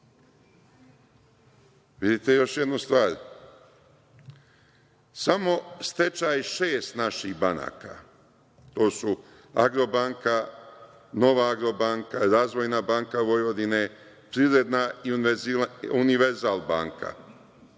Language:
Serbian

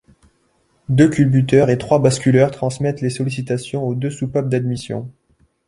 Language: French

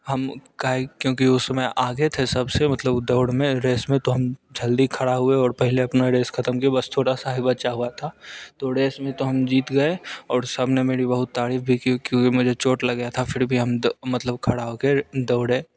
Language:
Hindi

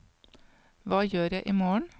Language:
Norwegian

